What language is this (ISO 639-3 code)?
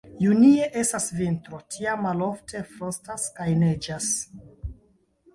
epo